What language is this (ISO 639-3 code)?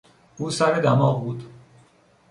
fas